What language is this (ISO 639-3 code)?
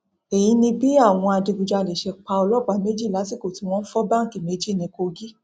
yor